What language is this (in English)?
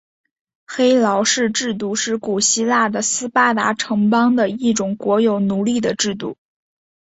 Chinese